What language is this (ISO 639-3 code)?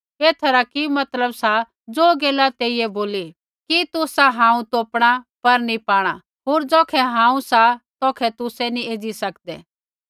kfx